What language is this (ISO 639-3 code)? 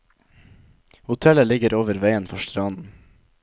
nor